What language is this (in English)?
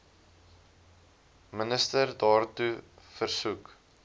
Afrikaans